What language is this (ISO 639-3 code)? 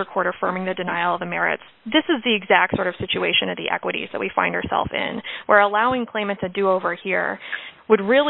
eng